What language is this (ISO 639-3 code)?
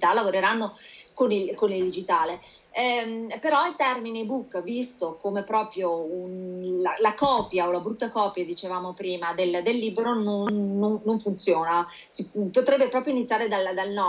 ita